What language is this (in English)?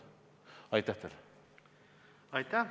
Estonian